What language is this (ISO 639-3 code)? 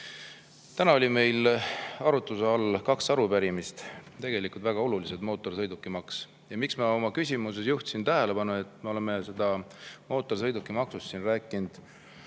est